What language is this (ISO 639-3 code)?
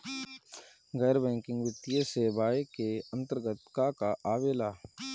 bho